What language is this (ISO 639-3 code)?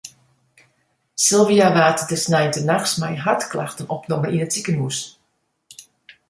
fry